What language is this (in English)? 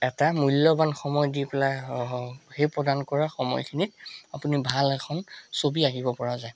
Assamese